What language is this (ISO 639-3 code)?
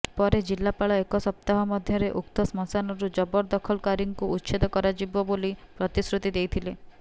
ori